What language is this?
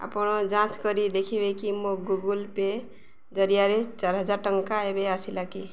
Odia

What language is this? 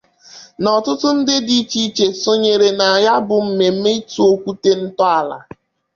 Igbo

